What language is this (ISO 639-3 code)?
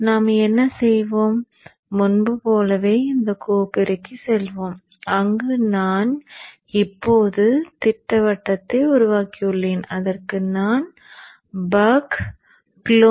tam